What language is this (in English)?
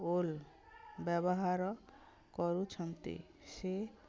Odia